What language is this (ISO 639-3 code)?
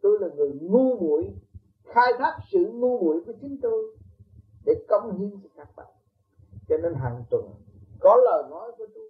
vie